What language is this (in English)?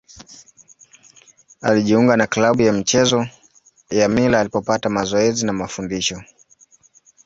Swahili